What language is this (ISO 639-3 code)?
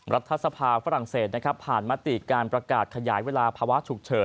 tha